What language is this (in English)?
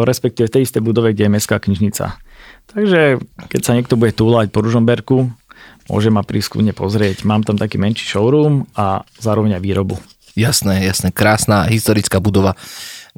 Slovak